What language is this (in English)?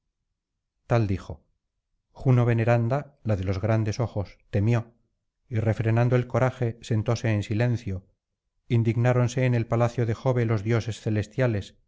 Spanish